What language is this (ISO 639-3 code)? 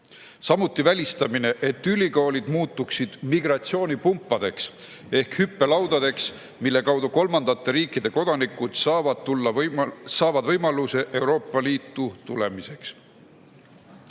est